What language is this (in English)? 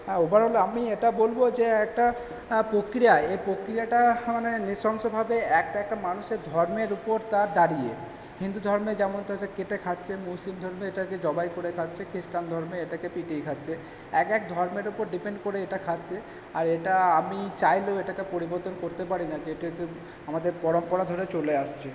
Bangla